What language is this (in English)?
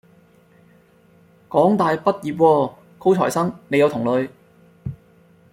Cantonese